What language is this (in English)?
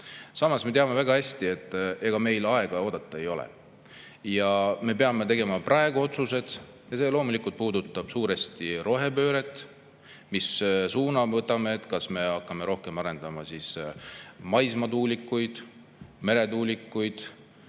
Estonian